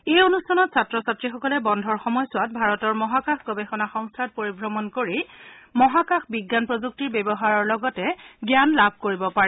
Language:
Assamese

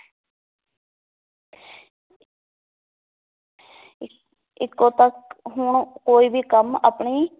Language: Punjabi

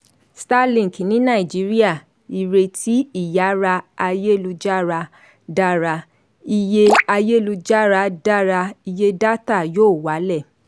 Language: Yoruba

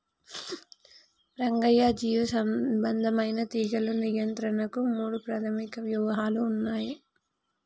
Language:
Telugu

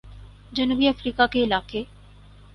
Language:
Urdu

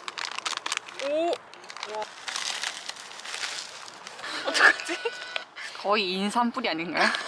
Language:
Korean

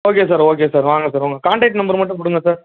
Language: Tamil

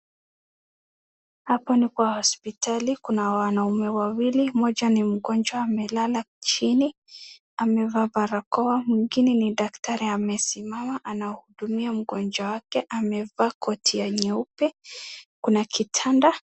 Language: Swahili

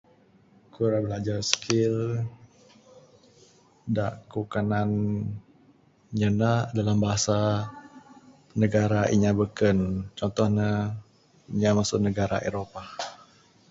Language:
Bukar-Sadung Bidayuh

